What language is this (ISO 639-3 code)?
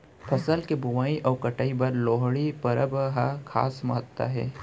hne